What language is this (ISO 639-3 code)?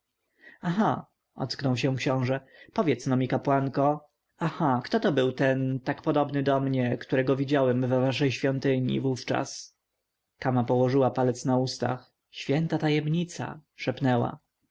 pol